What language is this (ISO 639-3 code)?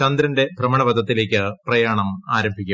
mal